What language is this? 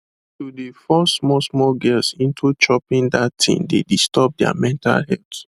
Nigerian Pidgin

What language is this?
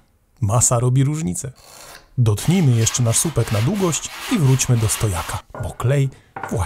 Polish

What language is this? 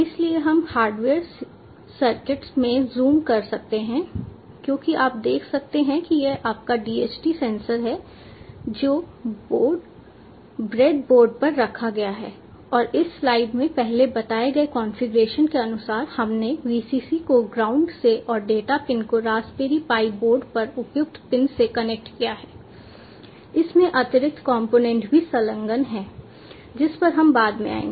Hindi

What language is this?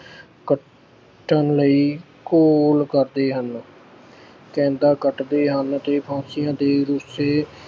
Punjabi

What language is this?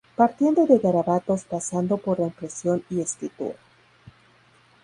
Spanish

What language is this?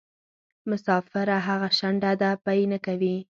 Pashto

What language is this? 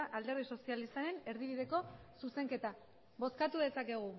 Basque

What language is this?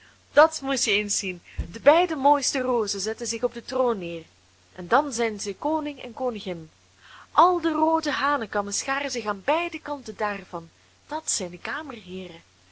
Dutch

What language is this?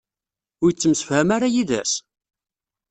Kabyle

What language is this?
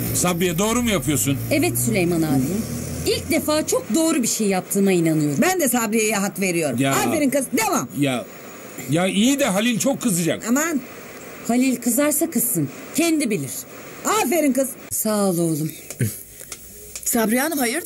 Turkish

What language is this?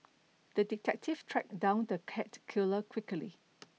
English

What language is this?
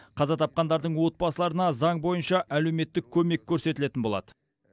Kazakh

